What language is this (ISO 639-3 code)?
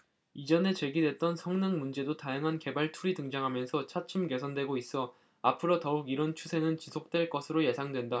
kor